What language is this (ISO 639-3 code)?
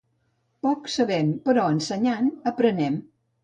cat